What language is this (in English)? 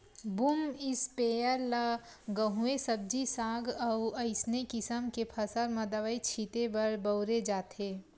Chhattisgarhi